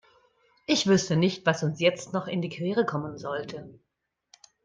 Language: German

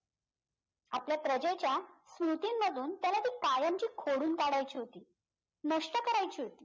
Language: Marathi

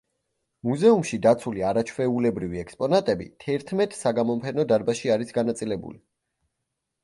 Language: Georgian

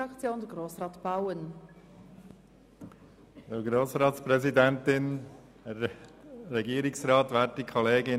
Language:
Swiss German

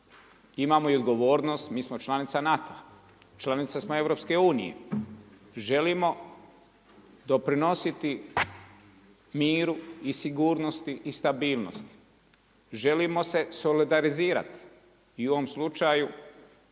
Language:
Croatian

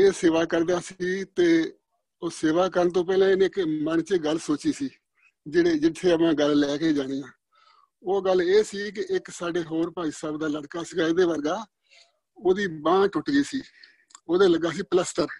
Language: Punjabi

